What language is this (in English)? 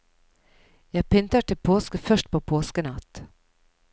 Norwegian